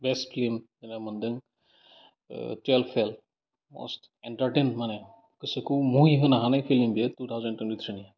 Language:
Bodo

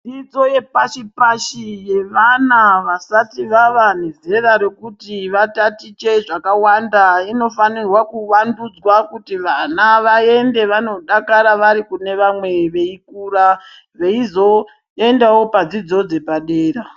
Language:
Ndau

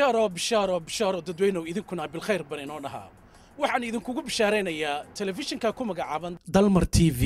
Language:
Arabic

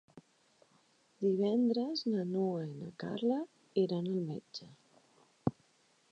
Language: Catalan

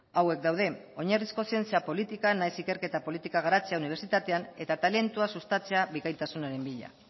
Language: Basque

